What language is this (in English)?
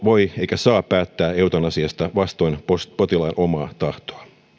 Finnish